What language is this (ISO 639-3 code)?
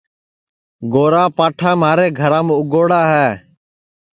ssi